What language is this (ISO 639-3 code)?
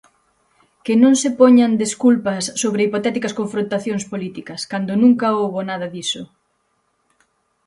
glg